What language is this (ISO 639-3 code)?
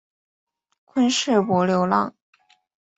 zho